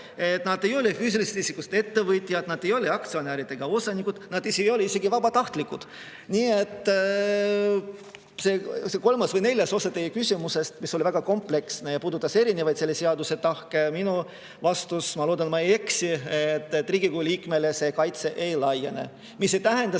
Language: Estonian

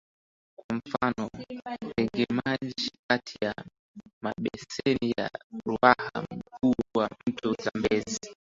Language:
Swahili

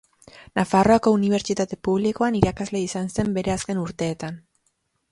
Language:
Basque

